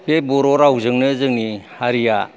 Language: Bodo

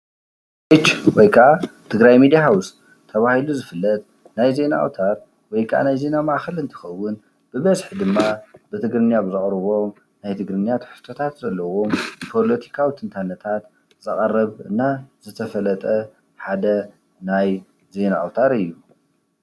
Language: Tigrinya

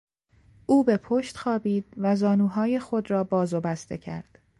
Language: Persian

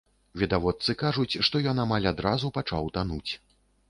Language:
Belarusian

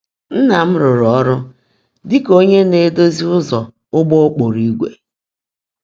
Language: Igbo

